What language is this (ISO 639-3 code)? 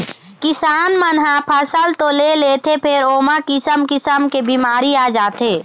hne